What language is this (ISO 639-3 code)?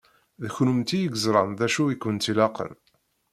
kab